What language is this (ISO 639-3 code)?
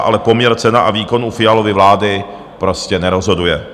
ces